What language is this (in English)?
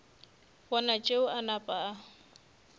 Northern Sotho